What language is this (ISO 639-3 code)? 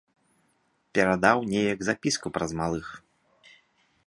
bel